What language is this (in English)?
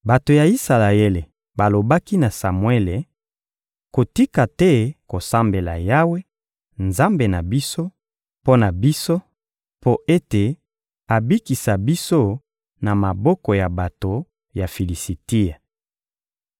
Lingala